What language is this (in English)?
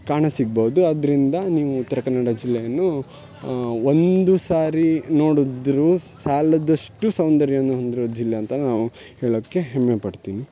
Kannada